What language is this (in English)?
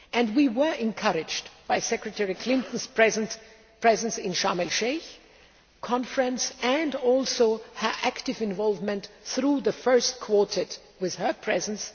English